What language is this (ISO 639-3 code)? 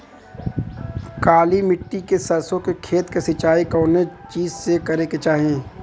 bho